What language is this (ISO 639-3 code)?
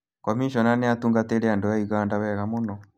kik